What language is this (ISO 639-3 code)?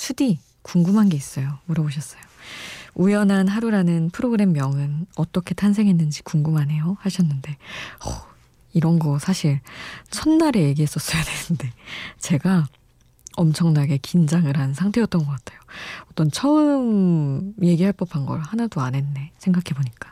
kor